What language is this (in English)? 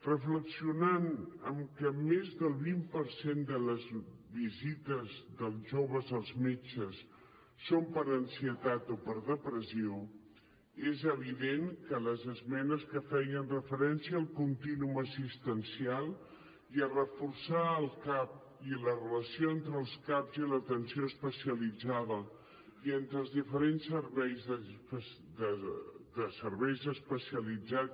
Catalan